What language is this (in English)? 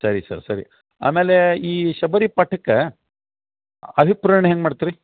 Kannada